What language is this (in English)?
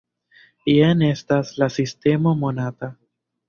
Esperanto